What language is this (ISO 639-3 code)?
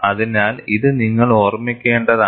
mal